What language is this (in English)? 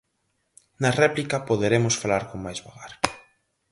Galician